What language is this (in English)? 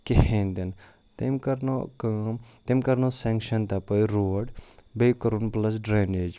Kashmiri